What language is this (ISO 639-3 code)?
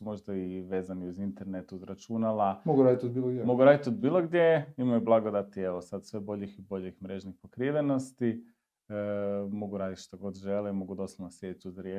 hrv